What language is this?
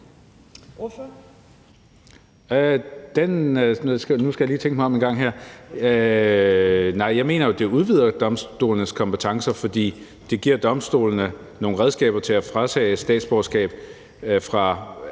Danish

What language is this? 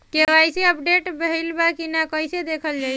Bhojpuri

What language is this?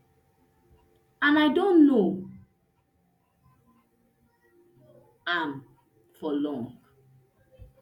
Nigerian Pidgin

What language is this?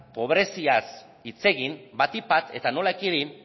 Basque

